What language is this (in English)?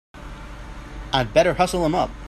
English